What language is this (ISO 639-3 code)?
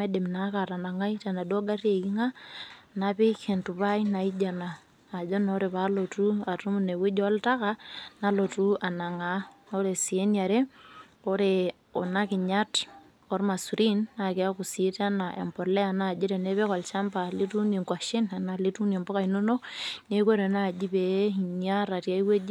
mas